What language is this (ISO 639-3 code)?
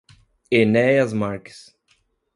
por